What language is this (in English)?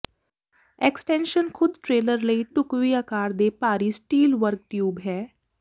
Punjabi